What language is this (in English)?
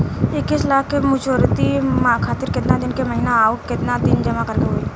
Bhojpuri